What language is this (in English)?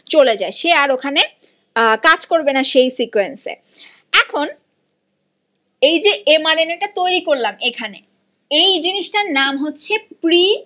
Bangla